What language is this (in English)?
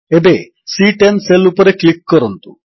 Odia